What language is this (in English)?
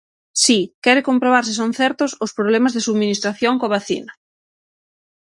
Galician